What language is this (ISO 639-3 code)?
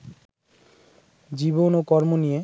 ben